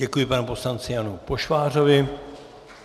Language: Czech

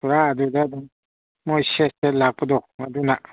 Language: Manipuri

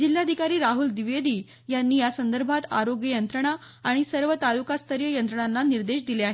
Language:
Marathi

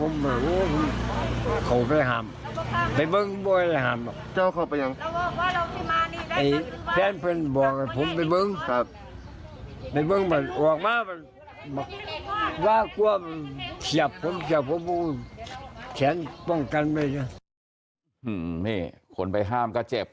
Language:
Thai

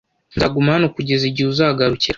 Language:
Kinyarwanda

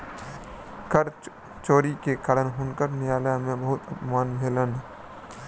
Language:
Maithili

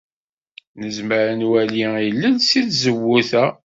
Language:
Kabyle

